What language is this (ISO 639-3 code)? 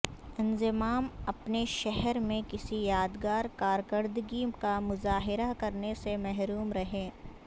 urd